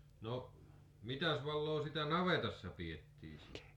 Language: Finnish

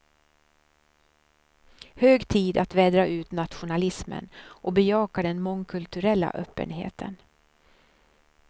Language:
Swedish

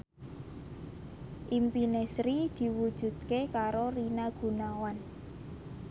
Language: Javanese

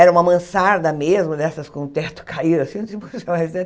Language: Portuguese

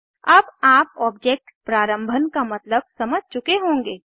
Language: Hindi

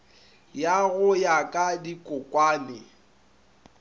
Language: Northern Sotho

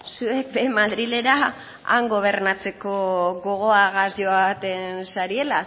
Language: Basque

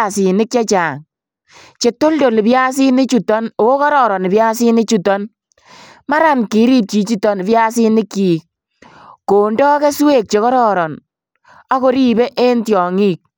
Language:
Kalenjin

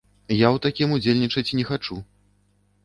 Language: Belarusian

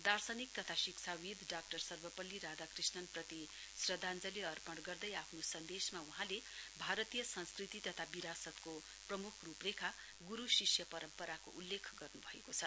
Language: Nepali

